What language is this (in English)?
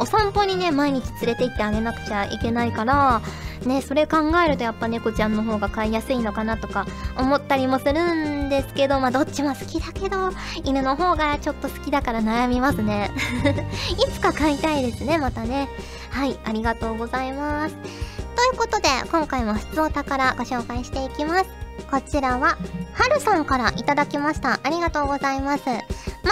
Japanese